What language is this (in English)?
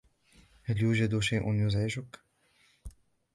Arabic